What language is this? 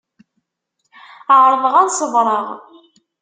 Kabyle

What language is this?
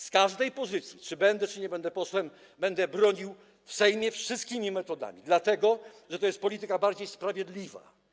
Polish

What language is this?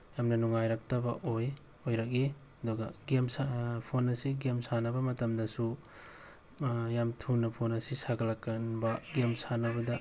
Manipuri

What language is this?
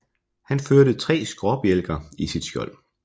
Danish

